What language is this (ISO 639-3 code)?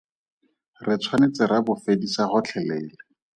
tsn